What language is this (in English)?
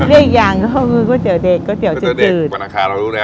Thai